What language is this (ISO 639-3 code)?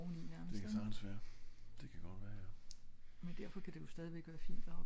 dan